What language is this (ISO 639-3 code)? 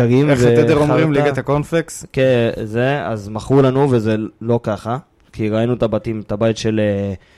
heb